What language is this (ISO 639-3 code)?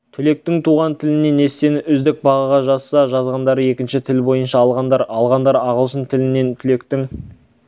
kaz